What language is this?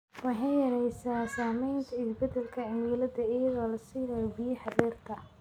Somali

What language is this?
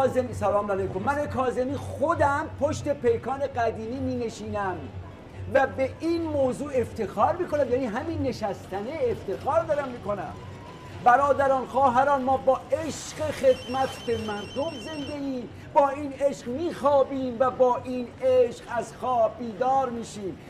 Persian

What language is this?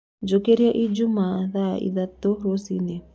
Kikuyu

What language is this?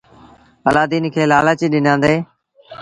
Sindhi Bhil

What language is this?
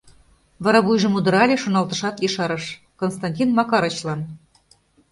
Mari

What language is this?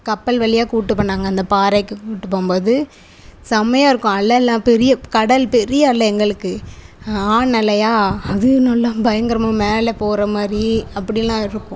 Tamil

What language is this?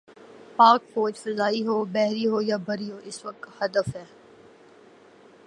Urdu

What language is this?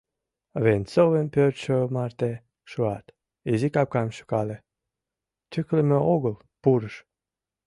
Mari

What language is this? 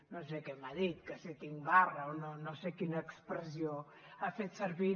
Catalan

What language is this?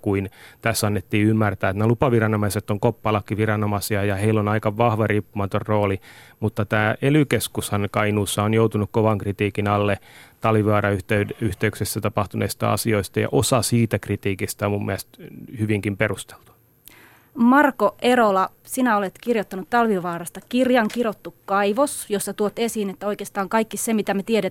Finnish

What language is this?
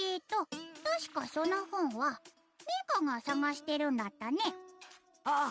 Japanese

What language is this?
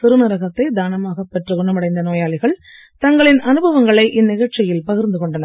Tamil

